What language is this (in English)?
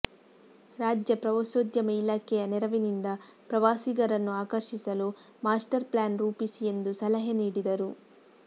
Kannada